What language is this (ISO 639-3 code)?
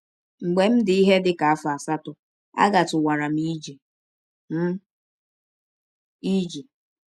ibo